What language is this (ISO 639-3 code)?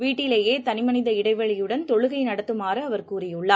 tam